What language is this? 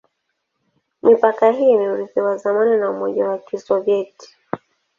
Swahili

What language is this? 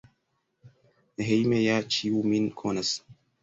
Esperanto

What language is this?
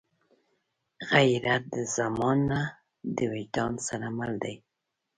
Pashto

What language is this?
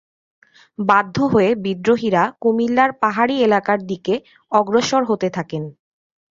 Bangla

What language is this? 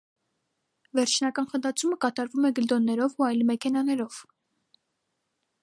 Armenian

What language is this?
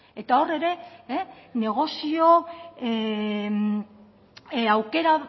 Basque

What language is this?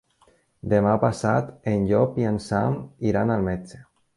Catalan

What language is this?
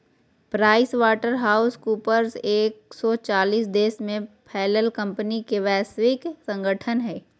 Magahi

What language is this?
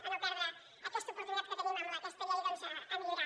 Catalan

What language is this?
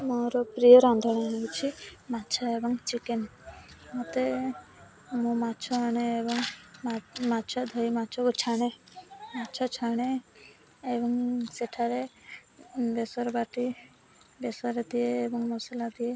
Odia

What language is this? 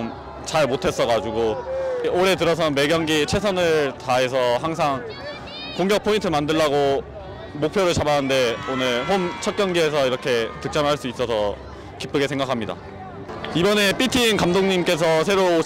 Korean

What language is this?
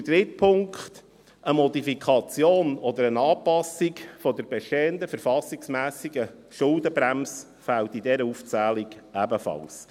Swiss German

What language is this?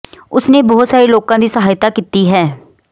Punjabi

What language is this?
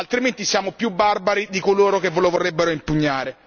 Italian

